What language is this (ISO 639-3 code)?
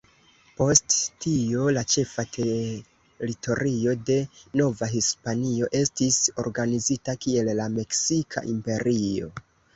epo